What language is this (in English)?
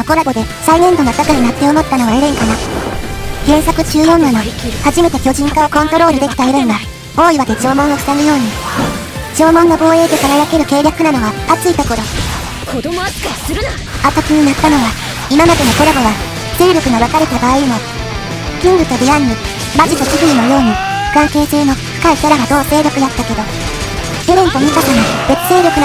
Japanese